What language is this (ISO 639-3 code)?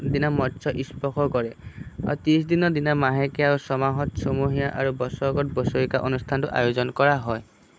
asm